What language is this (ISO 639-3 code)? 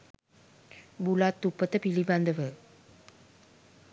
sin